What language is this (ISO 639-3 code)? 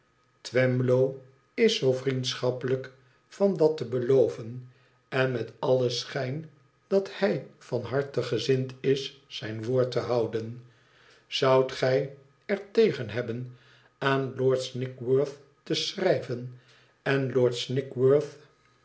nld